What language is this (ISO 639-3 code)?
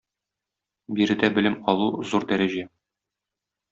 tat